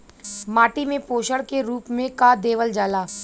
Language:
Bhojpuri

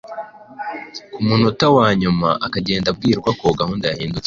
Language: Kinyarwanda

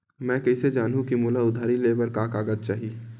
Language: Chhattisgarhi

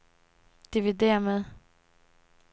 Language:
Danish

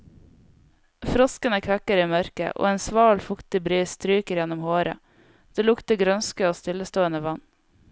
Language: Norwegian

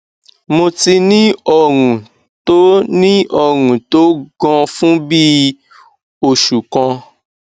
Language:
Yoruba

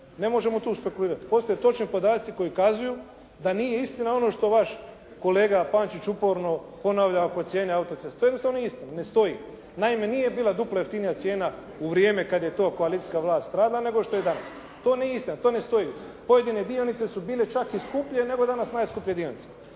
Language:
Croatian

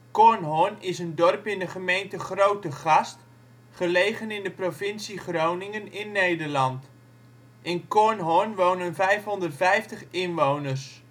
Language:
Dutch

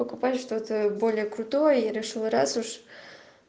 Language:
Russian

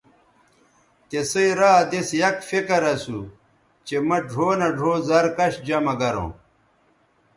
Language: Bateri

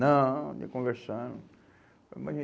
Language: Portuguese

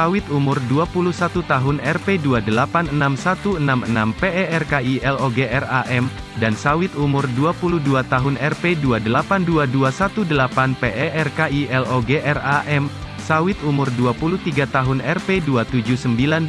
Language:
Indonesian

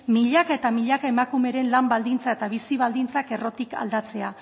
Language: Basque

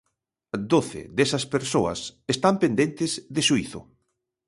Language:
Galician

